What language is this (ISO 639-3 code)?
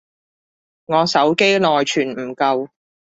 yue